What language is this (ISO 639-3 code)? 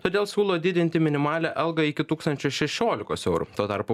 lit